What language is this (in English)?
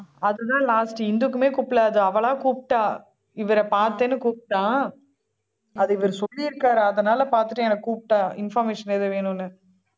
Tamil